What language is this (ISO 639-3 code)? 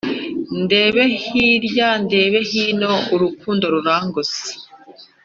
kin